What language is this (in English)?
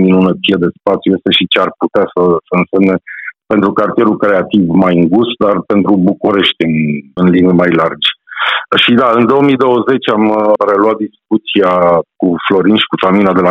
Romanian